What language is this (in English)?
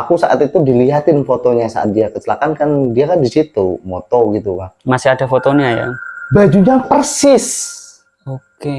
Indonesian